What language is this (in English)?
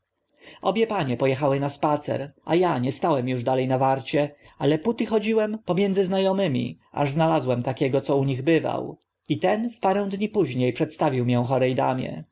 Polish